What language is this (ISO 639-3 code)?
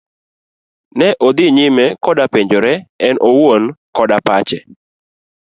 luo